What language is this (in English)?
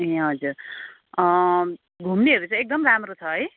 Nepali